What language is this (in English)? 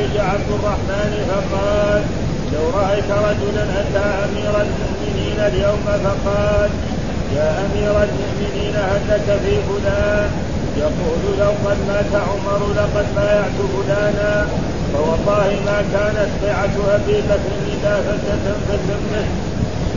Arabic